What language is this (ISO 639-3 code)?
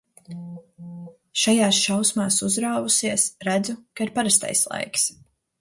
lav